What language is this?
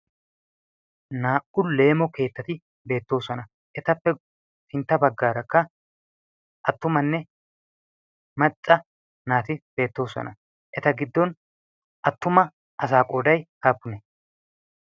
Wolaytta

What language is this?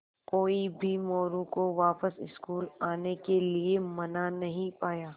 Hindi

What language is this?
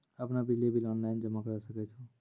Maithili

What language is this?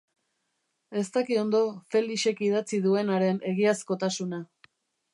Basque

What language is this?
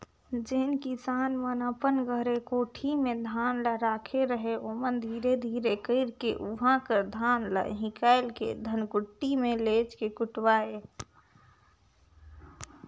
Chhattisgarhi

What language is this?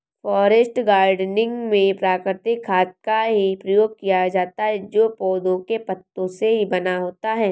Hindi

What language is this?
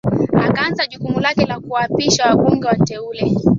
Swahili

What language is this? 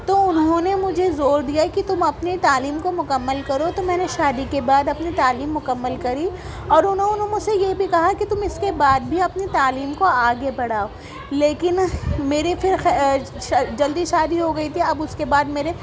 Urdu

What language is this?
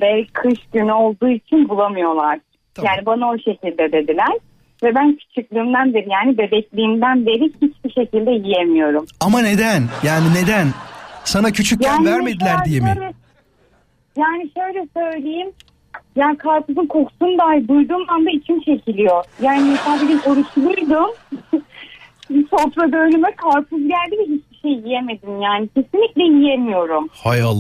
Turkish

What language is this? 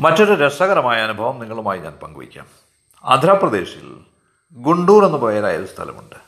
Malayalam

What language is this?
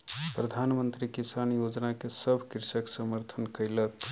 Maithili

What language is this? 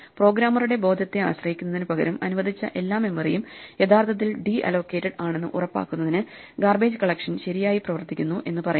Malayalam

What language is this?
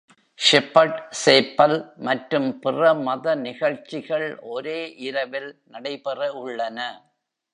Tamil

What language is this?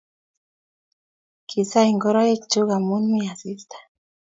Kalenjin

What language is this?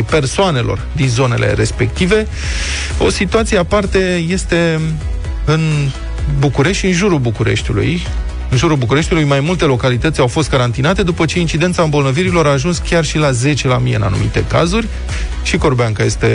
Romanian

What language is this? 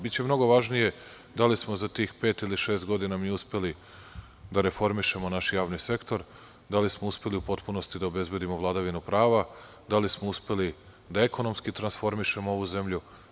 Serbian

